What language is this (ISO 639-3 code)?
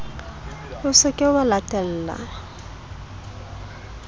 sot